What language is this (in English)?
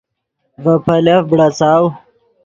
Yidgha